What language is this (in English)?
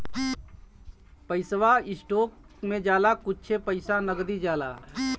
Bhojpuri